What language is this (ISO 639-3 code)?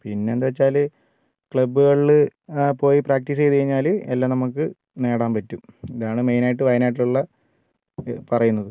mal